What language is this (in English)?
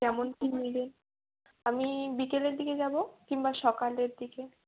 Bangla